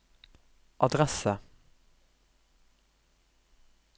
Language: Norwegian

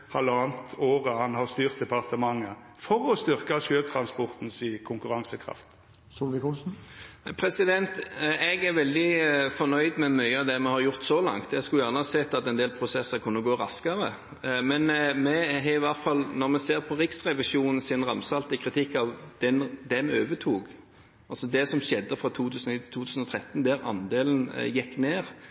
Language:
Norwegian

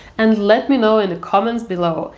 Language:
English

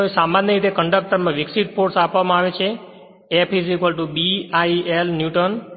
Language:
Gujarati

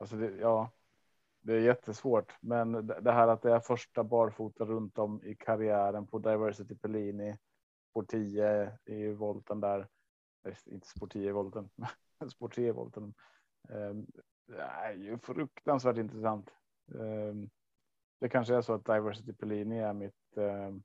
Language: Swedish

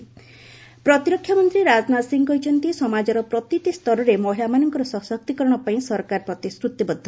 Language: Odia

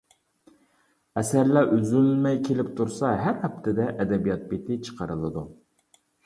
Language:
Uyghur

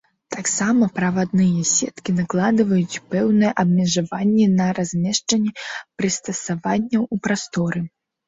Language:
Belarusian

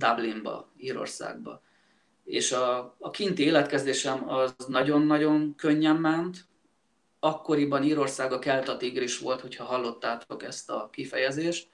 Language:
Hungarian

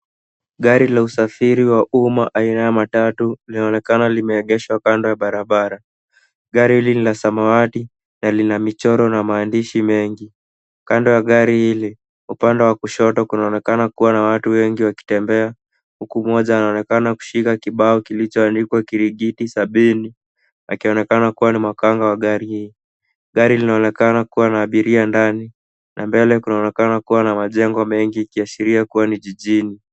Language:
Swahili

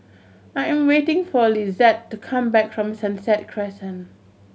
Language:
English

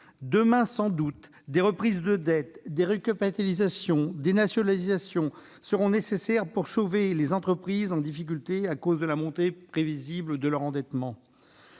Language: French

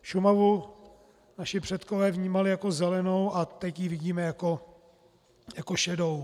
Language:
Czech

